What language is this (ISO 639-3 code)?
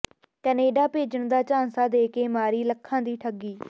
pan